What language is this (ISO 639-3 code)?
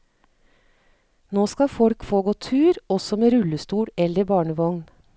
nor